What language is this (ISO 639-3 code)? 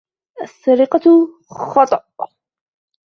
ara